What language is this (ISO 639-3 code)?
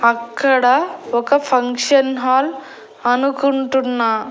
tel